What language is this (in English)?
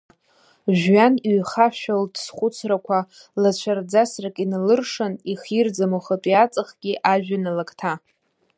Abkhazian